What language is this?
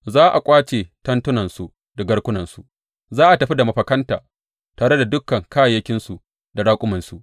Hausa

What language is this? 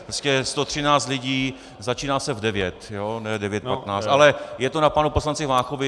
Czech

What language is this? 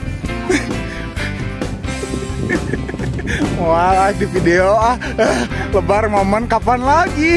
Indonesian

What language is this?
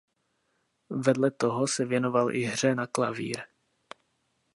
Czech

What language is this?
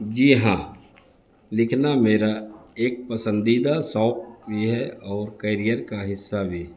Urdu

